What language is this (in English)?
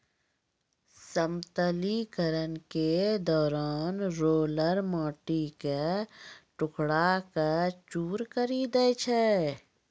Maithili